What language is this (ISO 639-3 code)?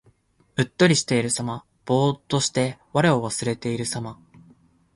jpn